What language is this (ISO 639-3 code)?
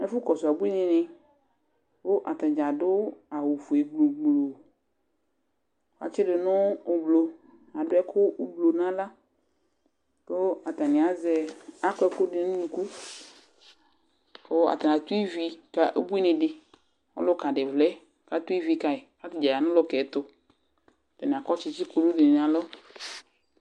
kpo